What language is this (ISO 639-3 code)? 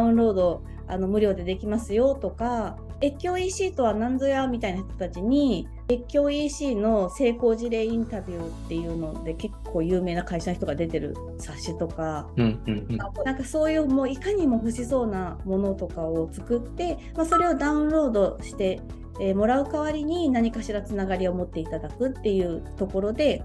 jpn